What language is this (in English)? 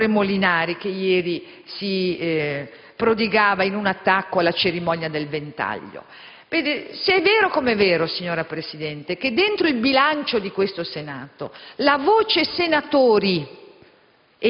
Italian